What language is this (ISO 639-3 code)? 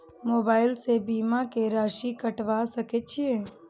mai